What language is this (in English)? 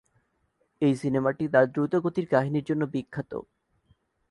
Bangla